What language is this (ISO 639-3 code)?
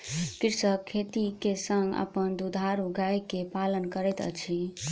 mai